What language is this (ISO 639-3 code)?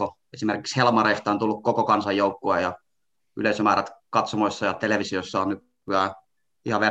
fin